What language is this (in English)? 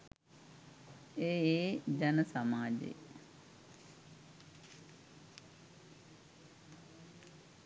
Sinhala